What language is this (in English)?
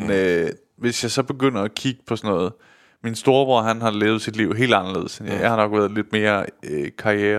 Danish